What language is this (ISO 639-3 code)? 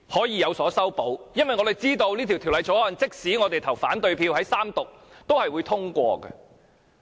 yue